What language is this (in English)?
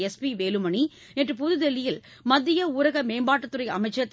Tamil